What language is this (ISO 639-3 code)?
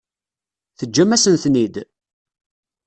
kab